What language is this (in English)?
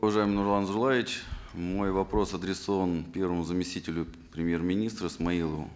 Kazakh